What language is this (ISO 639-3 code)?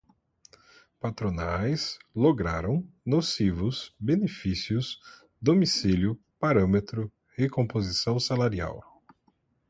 por